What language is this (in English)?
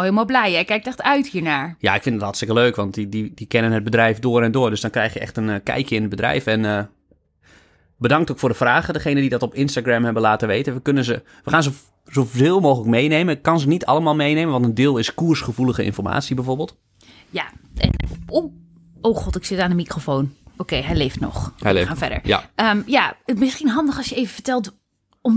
Dutch